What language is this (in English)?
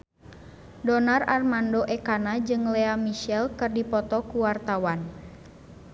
Sundanese